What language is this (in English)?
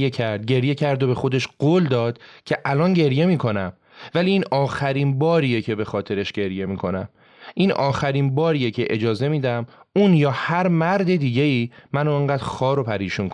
Persian